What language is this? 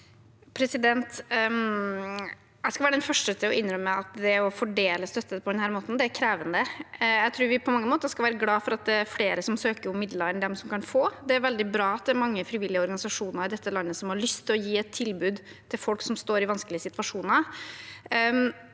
Norwegian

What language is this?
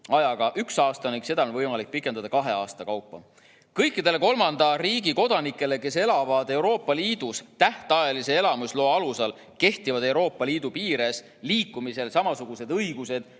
Estonian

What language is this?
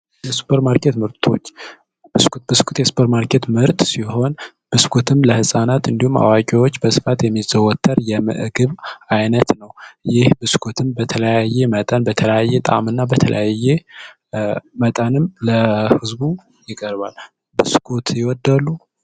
Amharic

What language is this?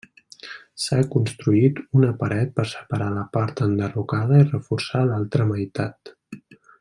Catalan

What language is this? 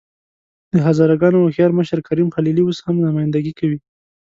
Pashto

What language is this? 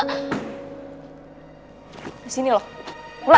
Indonesian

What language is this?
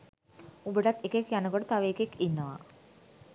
Sinhala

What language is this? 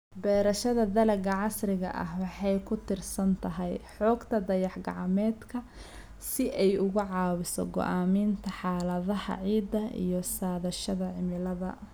Somali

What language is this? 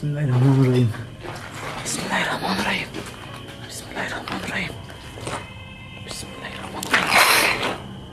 Turkish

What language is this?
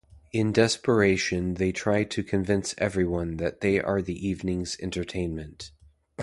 English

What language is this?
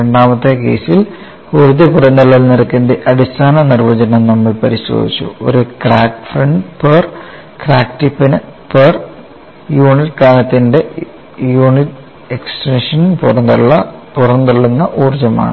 Malayalam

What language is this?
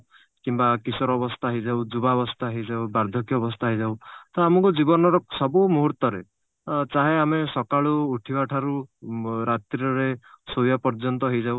Odia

